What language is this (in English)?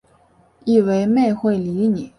Chinese